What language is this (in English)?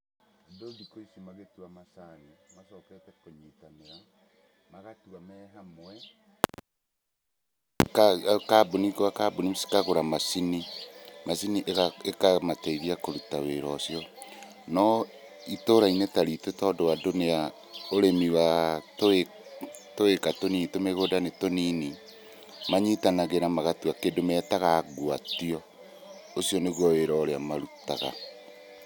Kikuyu